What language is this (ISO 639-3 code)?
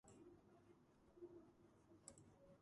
kat